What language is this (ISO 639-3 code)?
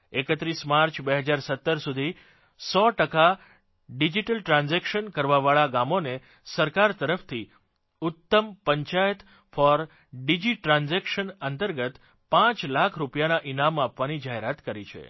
guj